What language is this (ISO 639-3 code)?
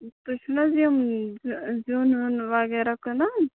kas